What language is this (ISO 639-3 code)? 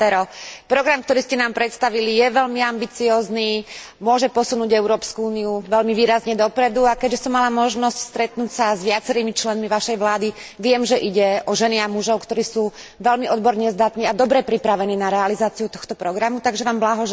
slk